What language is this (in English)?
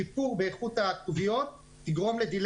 Hebrew